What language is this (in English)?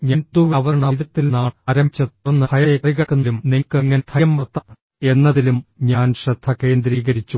Malayalam